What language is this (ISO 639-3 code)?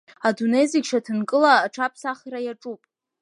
abk